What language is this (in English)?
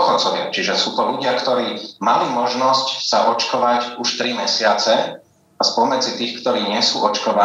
Slovak